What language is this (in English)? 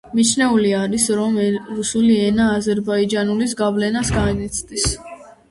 Georgian